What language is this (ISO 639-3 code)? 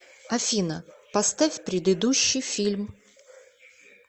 rus